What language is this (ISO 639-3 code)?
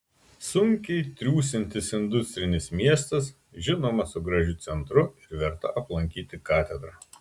lit